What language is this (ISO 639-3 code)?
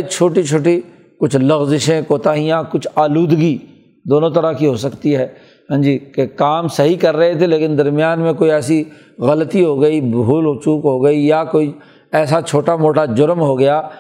urd